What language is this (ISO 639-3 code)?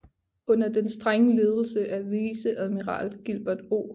dan